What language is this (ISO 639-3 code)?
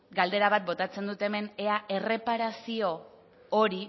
eus